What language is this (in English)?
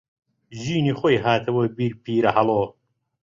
Central Kurdish